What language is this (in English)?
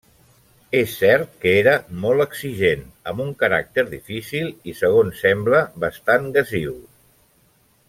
Catalan